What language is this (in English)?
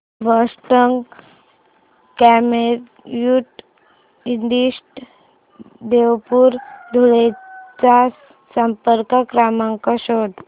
Marathi